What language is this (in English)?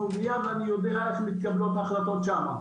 Hebrew